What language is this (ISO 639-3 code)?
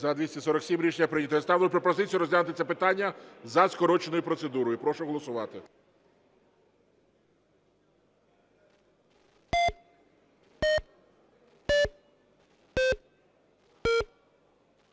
ukr